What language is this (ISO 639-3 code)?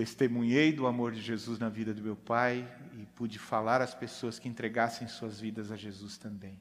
por